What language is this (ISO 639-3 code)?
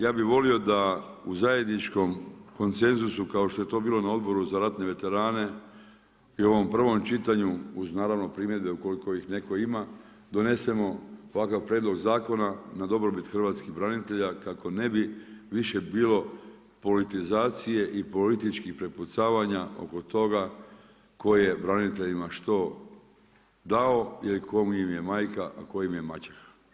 hrv